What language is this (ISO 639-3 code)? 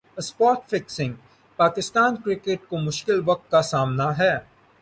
urd